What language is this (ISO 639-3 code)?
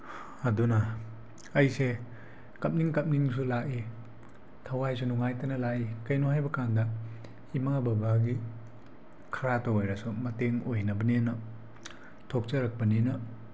mni